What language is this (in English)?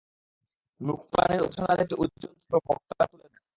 Bangla